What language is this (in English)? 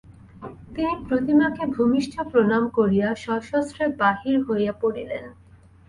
Bangla